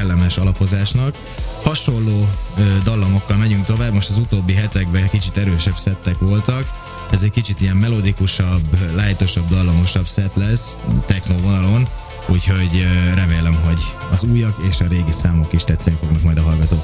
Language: Hungarian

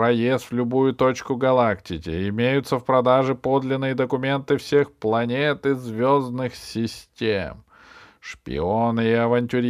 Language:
Russian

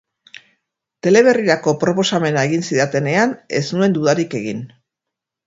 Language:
Basque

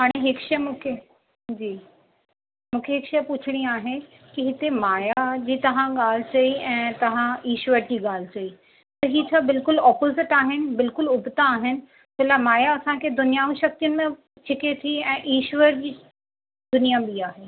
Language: Sindhi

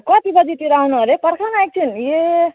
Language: Nepali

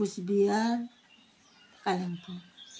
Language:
Nepali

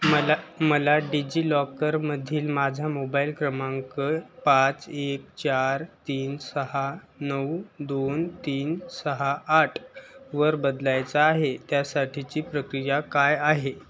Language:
Marathi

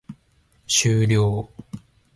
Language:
Japanese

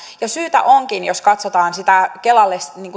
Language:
Finnish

